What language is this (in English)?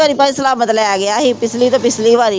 Punjabi